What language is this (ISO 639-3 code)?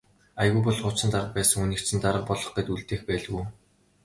mon